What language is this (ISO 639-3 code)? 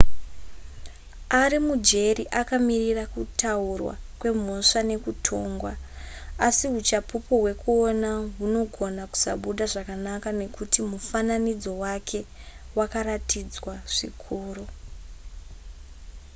sna